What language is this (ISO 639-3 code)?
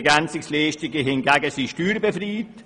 gsw